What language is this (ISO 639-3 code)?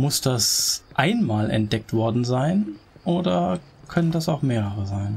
deu